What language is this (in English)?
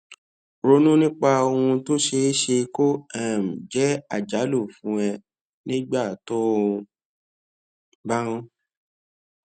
Yoruba